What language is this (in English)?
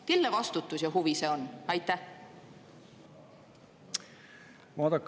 Estonian